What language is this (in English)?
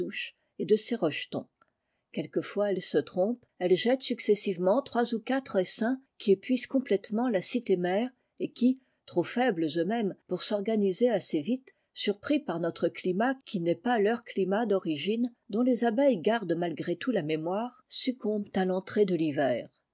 French